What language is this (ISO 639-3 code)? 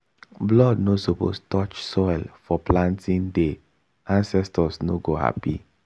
pcm